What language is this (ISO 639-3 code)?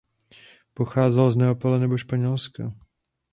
ces